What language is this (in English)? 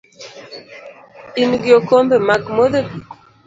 Luo (Kenya and Tanzania)